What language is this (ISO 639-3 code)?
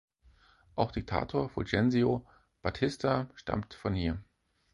deu